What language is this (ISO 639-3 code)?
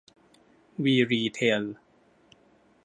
tha